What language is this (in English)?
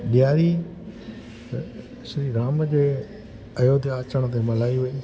Sindhi